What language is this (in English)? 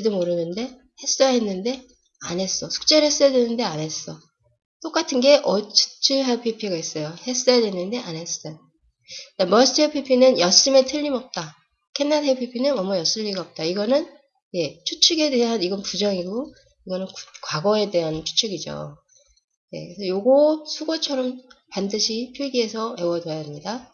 Korean